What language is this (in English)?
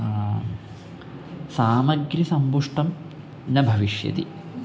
Sanskrit